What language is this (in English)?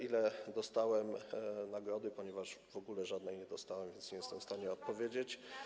Polish